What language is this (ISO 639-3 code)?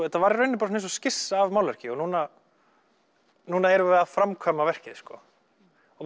isl